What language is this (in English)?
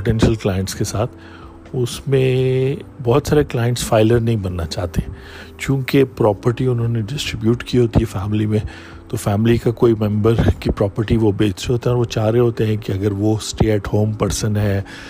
Urdu